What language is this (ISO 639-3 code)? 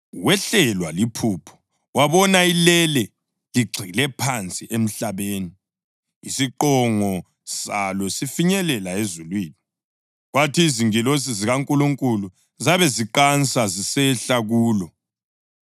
nde